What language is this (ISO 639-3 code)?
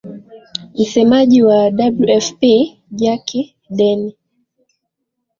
swa